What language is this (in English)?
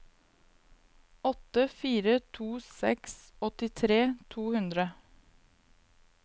Norwegian